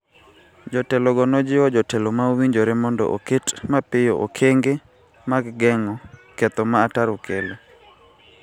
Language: Luo (Kenya and Tanzania)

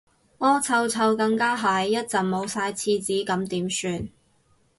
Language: Cantonese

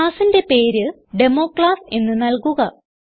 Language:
Malayalam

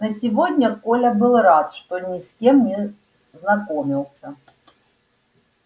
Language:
Russian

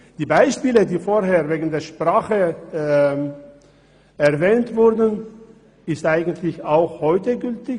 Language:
Swiss German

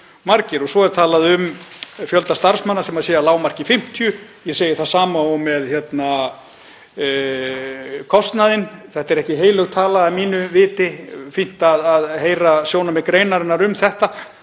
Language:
Icelandic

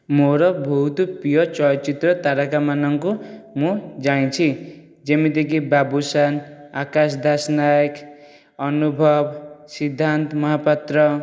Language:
Odia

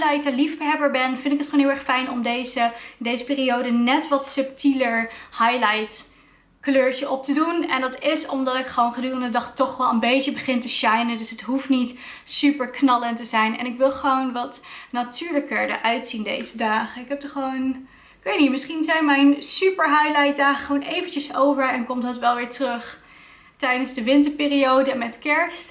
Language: Dutch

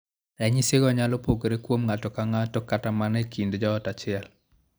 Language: Luo (Kenya and Tanzania)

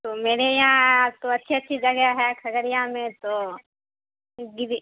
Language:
Urdu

